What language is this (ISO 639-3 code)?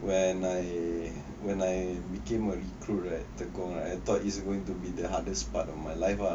eng